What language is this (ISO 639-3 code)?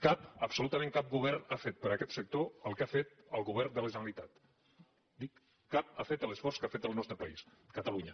cat